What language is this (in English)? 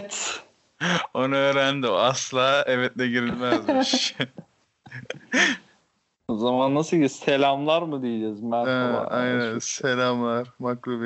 Turkish